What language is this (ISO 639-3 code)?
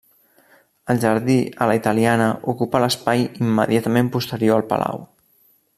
cat